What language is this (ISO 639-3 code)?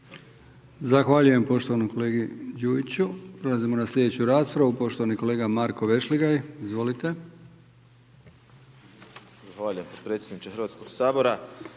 hrv